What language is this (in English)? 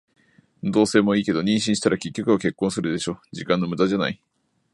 Japanese